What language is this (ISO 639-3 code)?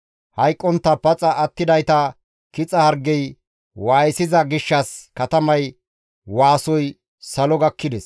gmv